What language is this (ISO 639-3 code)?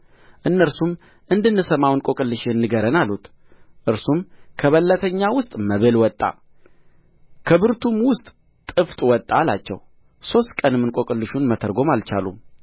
amh